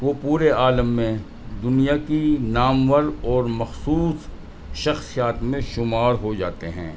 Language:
Urdu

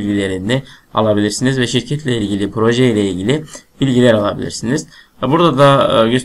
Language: Turkish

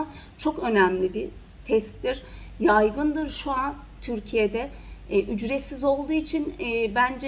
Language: Turkish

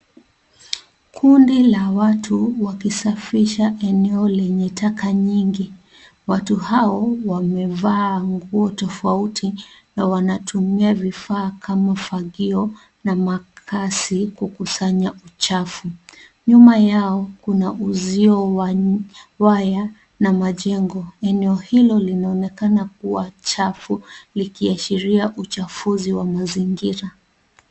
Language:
Swahili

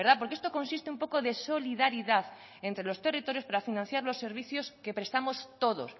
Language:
Spanish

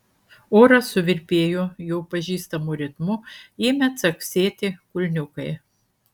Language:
Lithuanian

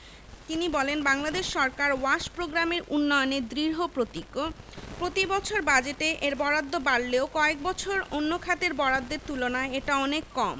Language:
Bangla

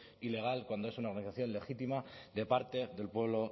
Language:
Spanish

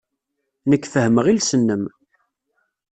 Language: Kabyle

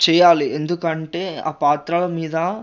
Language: Telugu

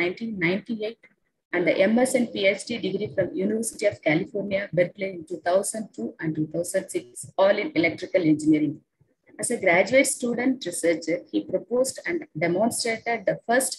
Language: English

